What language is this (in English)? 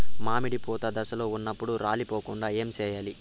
Telugu